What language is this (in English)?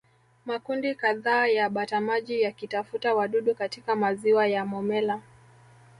Swahili